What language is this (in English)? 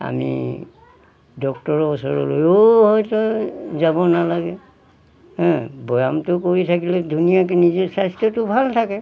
Assamese